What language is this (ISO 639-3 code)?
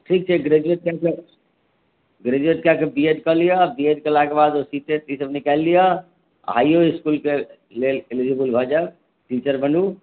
mai